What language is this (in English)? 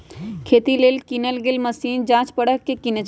Magahi